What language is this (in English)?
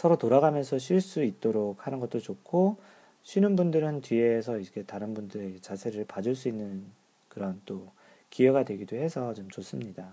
Korean